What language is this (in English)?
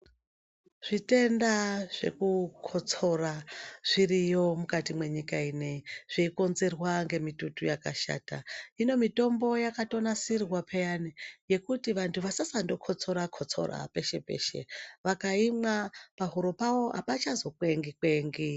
Ndau